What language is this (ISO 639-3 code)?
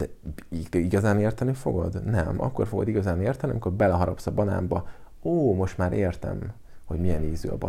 hun